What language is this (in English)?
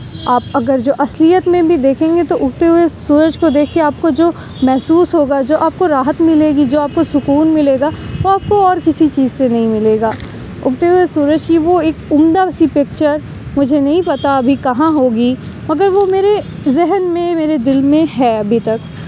Urdu